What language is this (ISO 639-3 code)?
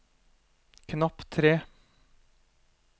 nor